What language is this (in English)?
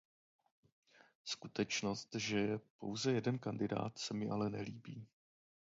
Czech